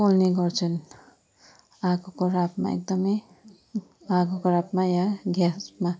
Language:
Nepali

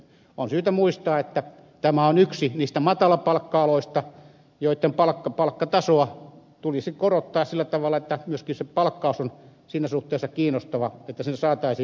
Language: Finnish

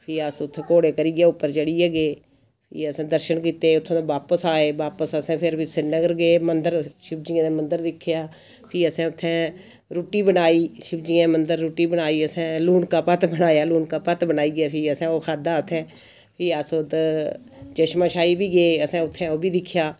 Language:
Dogri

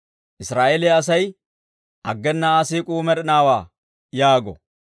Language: Dawro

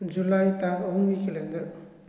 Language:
Manipuri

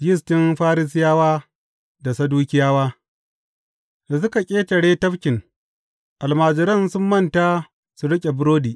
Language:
Hausa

